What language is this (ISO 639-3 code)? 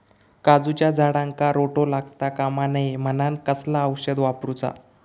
mar